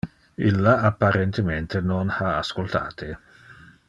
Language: Interlingua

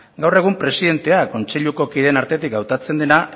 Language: Basque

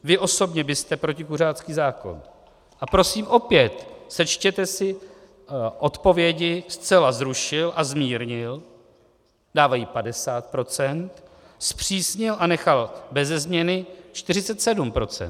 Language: Czech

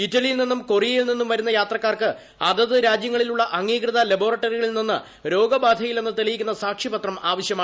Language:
Malayalam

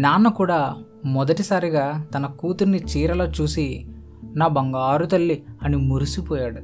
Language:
Telugu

